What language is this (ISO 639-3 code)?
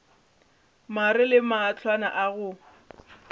nso